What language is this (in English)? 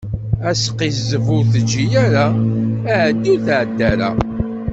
Kabyle